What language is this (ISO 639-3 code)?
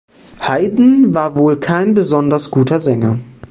deu